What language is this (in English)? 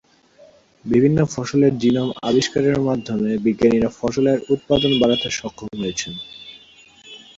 Bangla